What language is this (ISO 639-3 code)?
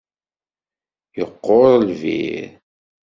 kab